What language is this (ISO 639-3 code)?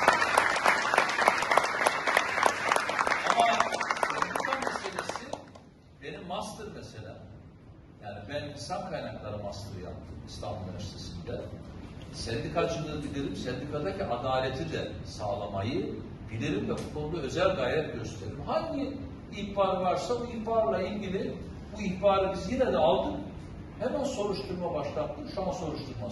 tur